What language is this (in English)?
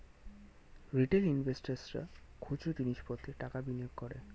Bangla